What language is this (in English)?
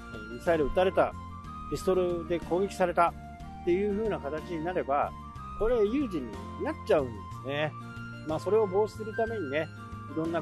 Japanese